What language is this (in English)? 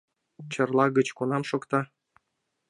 Mari